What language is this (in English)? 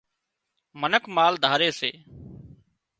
Wadiyara Koli